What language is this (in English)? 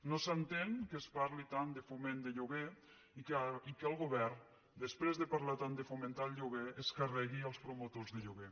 Catalan